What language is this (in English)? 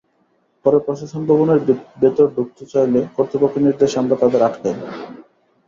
Bangla